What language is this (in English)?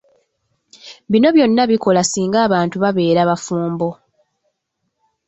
Ganda